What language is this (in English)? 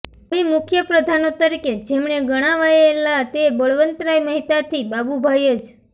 Gujarati